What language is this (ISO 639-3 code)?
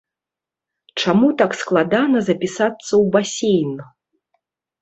bel